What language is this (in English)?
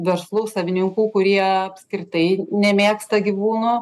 Lithuanian